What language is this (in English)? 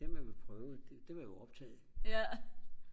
Danish